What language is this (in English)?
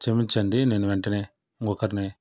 Telugu